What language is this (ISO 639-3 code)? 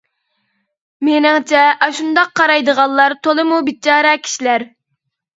uig